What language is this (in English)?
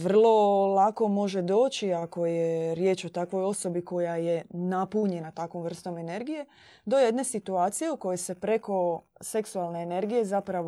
Croatian